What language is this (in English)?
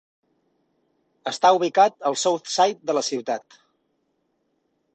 Catalan